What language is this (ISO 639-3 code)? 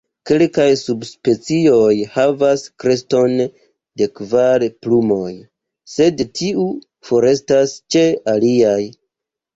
epo